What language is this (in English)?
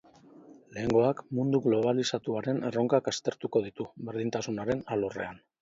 Basque